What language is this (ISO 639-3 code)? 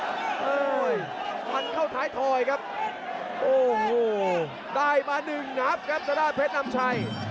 tha